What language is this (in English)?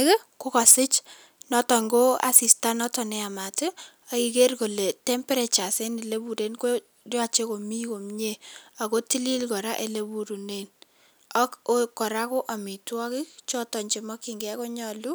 Kalenjin